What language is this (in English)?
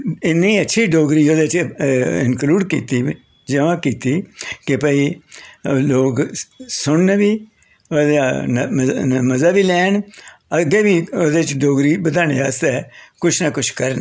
Dogri